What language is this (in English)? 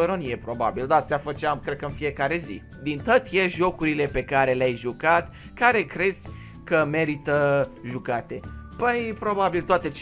Romanian